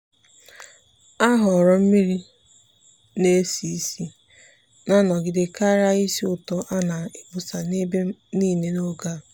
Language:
Igbo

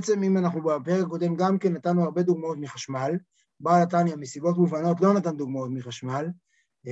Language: Hebrew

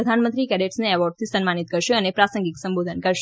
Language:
Gujarati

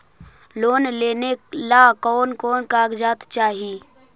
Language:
Magahi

